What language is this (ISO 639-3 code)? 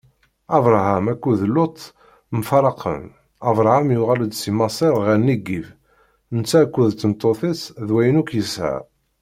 kab